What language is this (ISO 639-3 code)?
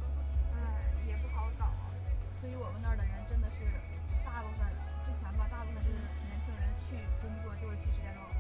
zho